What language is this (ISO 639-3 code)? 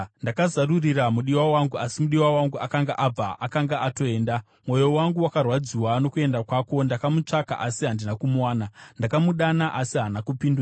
sna